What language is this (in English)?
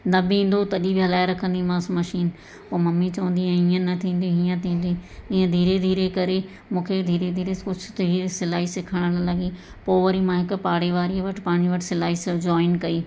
Sindhi